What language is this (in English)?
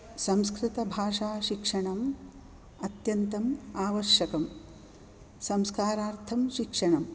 Sanskrit